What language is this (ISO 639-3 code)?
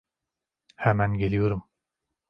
tur